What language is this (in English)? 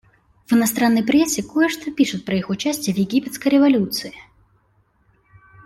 Russian